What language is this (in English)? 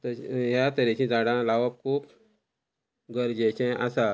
Konkani